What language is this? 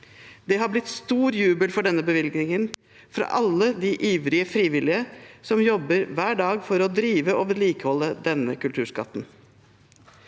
Norwegian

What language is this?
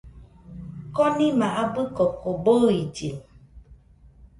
Nüpode Huitoto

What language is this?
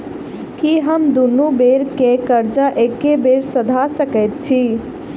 Maithili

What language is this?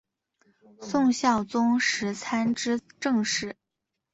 Chinese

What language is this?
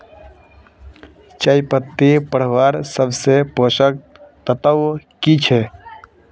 Magahi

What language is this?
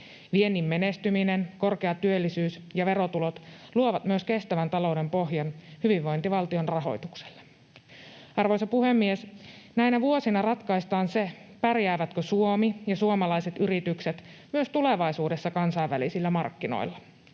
Finnish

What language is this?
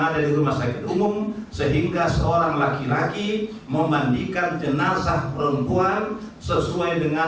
Indonesian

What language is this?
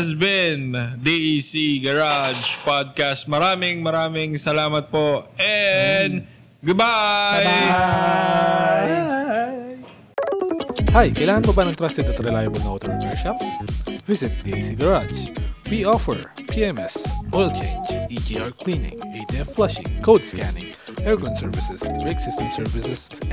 Filipino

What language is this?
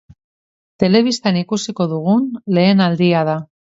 Basque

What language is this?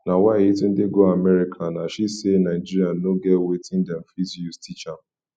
Nigerian Pidgin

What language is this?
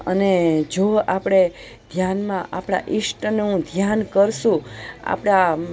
Gujarati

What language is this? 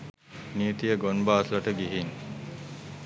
Sinhala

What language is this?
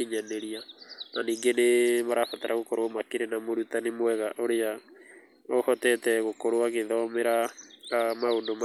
Kikuyu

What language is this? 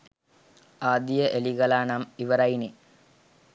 Sinhala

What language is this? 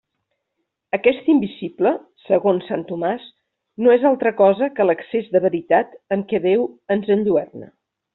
Catalan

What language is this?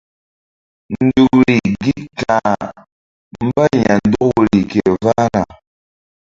Mbum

